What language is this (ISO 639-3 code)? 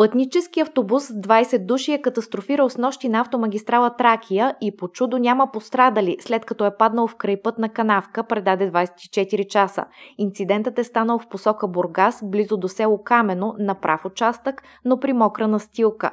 bul